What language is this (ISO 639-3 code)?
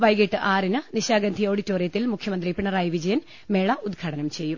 mal